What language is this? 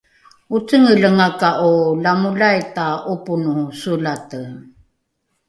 Rukai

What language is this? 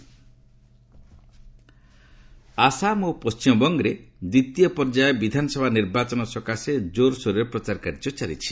Odia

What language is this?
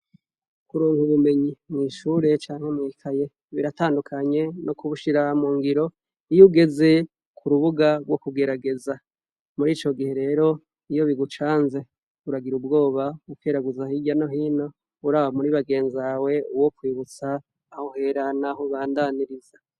Rundi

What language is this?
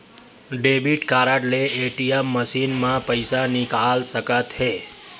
Chhattisgarhi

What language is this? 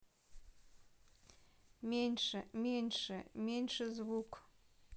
Russian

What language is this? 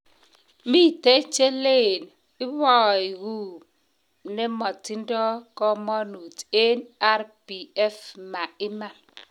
Kalenjin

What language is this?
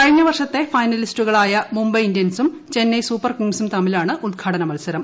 Malayalam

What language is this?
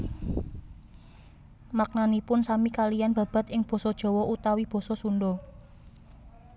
Javanese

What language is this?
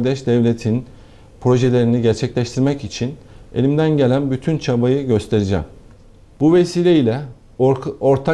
Turkish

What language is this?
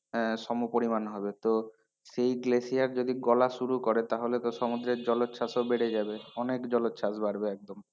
Bangla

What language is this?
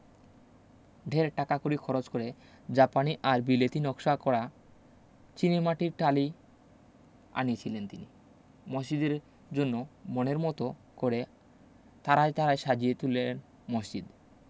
Bangla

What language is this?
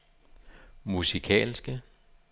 Danish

